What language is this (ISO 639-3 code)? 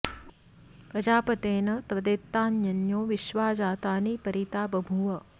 san